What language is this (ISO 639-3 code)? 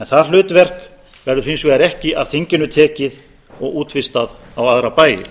isl